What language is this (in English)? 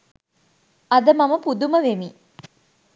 Sinhala